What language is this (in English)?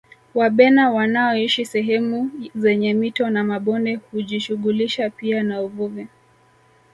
Swahili